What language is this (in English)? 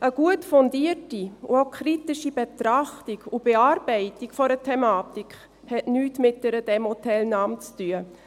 Swiss German